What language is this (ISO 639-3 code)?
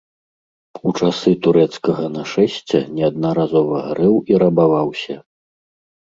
bel